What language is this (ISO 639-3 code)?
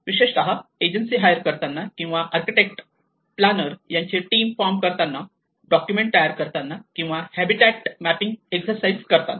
mar